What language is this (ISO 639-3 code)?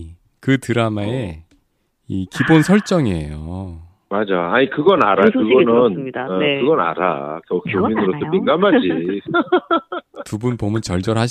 kor